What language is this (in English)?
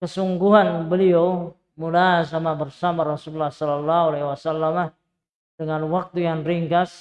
Indonesian